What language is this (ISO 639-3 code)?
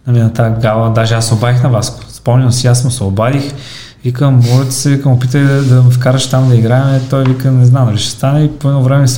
bul